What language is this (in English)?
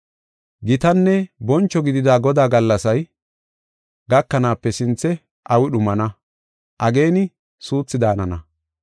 Gofa